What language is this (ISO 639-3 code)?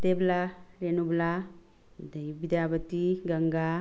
mni